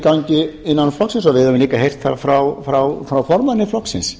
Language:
Icelandic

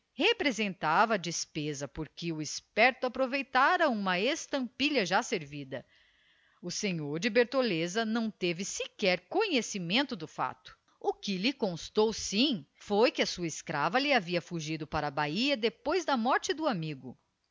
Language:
Portuguese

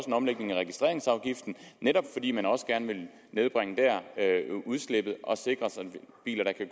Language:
Danish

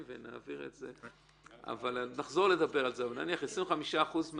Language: Hebrew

